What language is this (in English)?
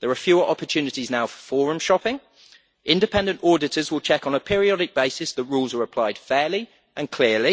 English